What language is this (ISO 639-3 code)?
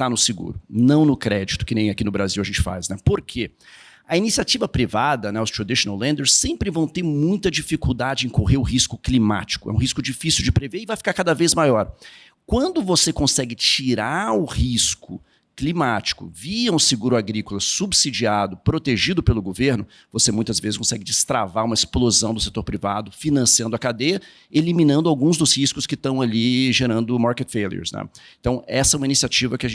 por